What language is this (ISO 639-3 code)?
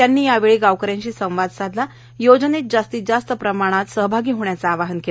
mar